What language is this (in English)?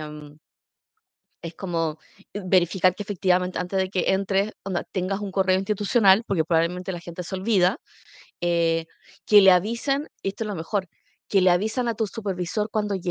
Spanish